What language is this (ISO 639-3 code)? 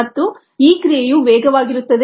kan